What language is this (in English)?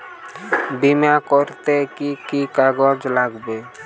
Bangla